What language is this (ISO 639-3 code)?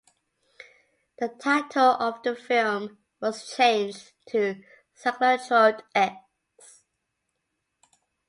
eng